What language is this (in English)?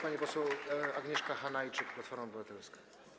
Polish